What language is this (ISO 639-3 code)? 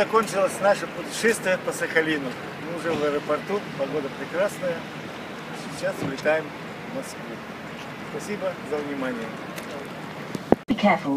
rus